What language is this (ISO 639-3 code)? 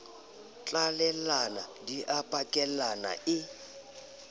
sot